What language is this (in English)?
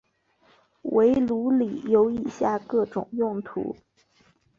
Chinese